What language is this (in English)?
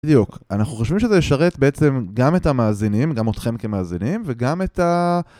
Hebrew